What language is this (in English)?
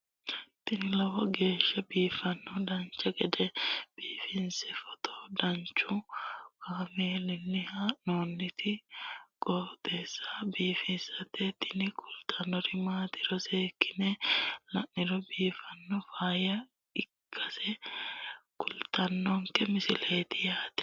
Sidamo